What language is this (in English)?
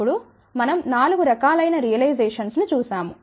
Telugu